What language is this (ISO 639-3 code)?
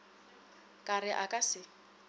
nso